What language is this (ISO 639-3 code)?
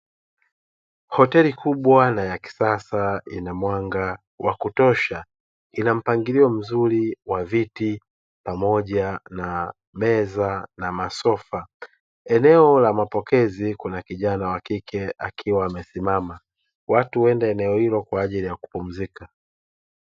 swa